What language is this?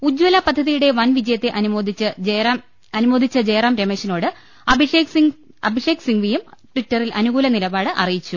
Malayalam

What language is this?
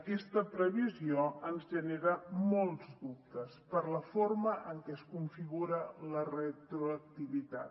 Catalan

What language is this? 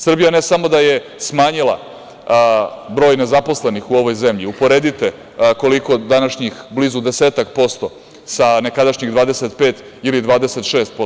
Serbian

